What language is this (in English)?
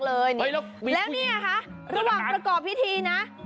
Thai